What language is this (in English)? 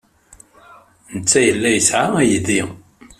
Kabyle